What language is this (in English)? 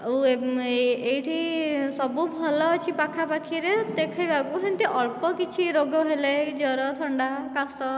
Odia